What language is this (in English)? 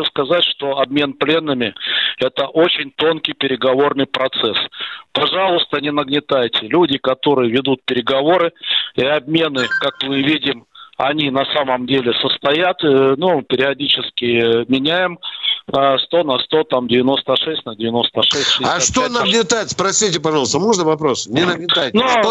Russian